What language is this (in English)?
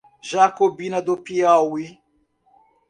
Portuguese